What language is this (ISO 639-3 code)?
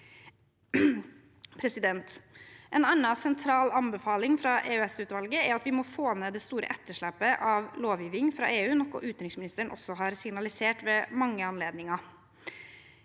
nor